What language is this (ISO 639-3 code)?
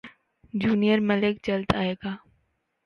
urd